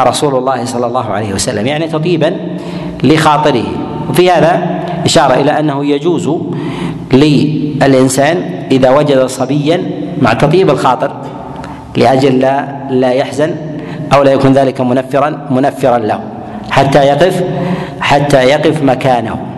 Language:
Arabic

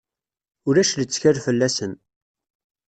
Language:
Kabyle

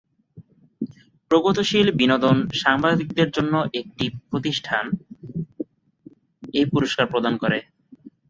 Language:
Bangla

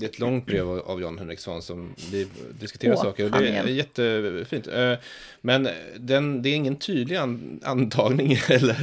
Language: Swedish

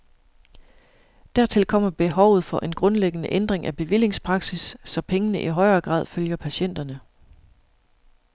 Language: Danish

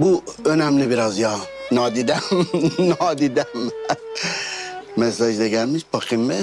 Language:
Turkish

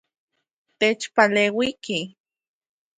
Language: Central Puebla Nahuatl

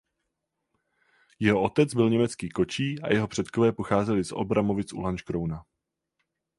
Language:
Czech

